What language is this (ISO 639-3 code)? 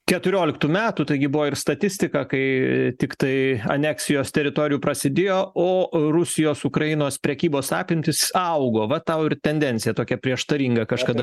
lit